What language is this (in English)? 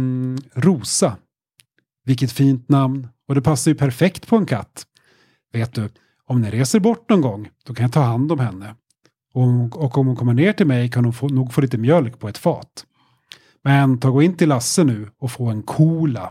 Swedish